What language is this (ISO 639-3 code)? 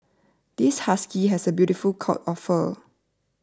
eng